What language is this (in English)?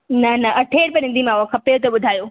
Sindhi